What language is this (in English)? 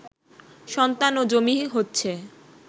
Bangla